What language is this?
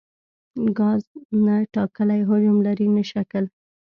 Pashto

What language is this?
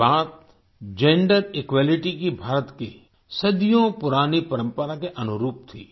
Hindi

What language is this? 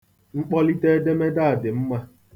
Igbo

